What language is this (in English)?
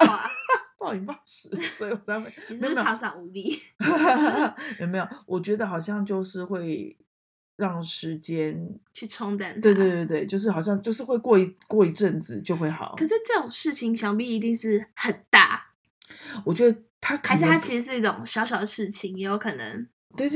Chinese